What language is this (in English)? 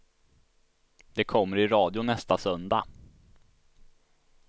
Swedish